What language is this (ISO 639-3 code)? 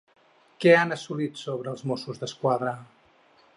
cat